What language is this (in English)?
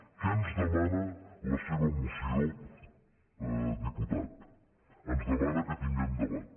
Catalan